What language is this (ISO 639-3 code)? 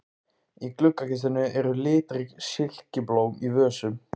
isl